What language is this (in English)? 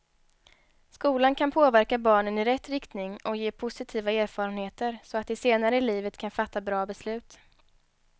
Swedish